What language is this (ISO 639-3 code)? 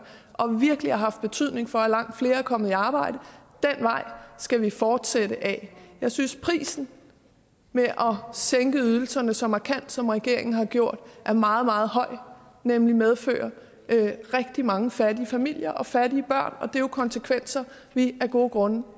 dan